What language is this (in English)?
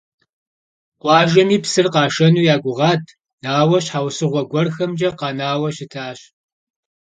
Kabardian